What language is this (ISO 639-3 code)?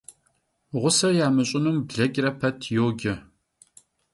kbd